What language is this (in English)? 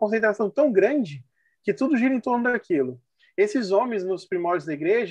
Portuguese